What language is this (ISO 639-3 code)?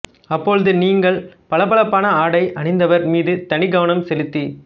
tam